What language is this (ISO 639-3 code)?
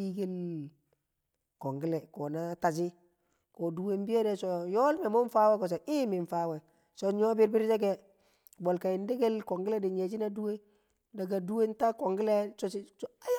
kcq